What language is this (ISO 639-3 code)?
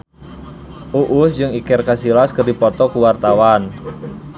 sun